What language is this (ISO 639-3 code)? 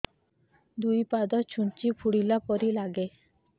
ori